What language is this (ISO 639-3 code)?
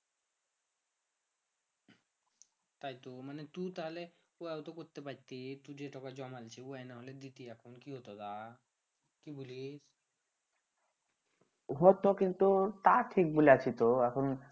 ben